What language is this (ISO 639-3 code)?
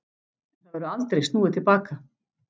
isl